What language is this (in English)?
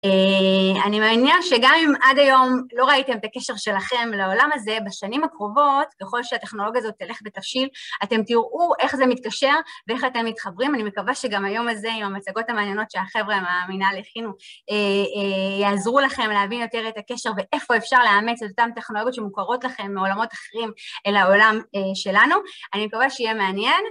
Hebrew